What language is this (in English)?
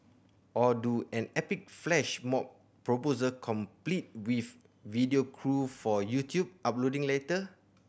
English